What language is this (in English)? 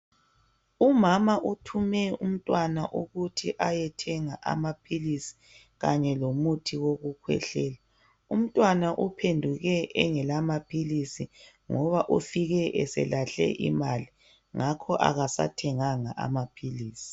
North Ndebele